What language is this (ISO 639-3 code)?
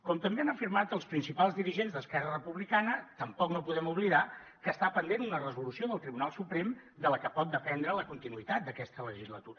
cat